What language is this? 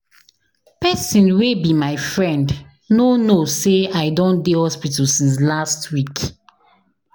Nigerian Pidgin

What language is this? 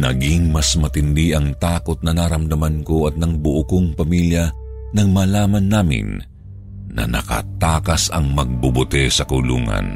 Filipino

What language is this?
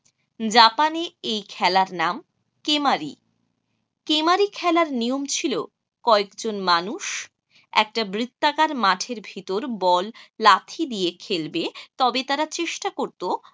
Bangla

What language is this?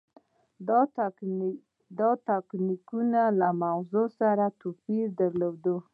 Pashto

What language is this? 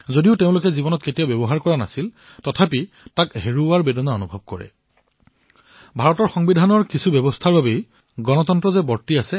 Assamese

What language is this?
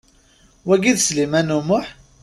Kabyle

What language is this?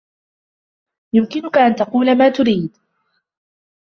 Arabic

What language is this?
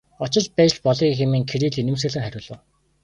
Mongolian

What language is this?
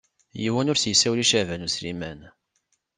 Kabyle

